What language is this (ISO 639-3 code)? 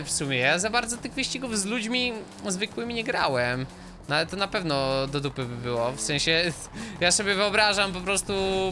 pol